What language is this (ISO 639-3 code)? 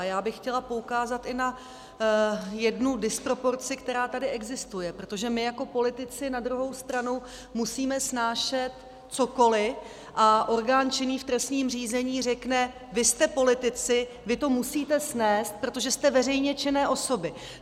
ces